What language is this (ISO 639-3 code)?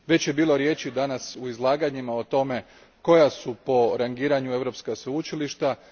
hrv